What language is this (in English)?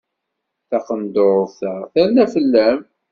Kabyle